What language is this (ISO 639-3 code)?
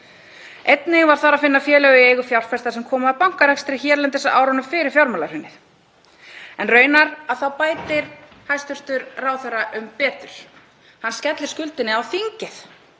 isl